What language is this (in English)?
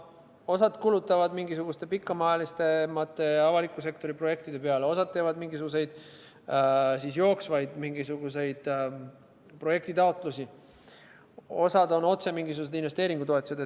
Estonian